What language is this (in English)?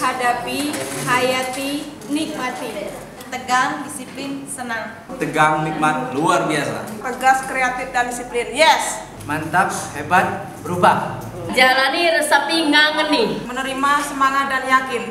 Indonesian